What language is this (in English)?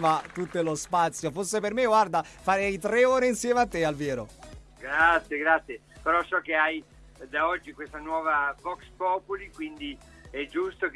Italian